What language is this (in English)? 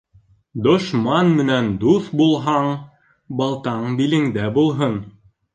Bashkir